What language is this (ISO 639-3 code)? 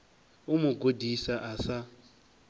ven